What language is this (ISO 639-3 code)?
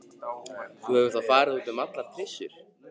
isl